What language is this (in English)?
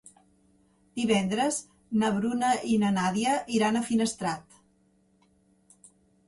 Catalan